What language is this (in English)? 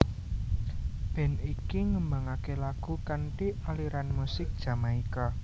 Javanese